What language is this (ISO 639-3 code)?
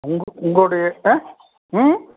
tam